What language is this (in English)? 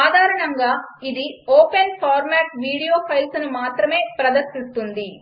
Telugu